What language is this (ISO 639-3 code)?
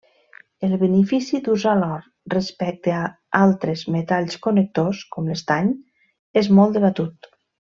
cat